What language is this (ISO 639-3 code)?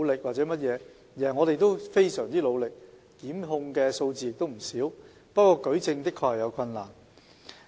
yue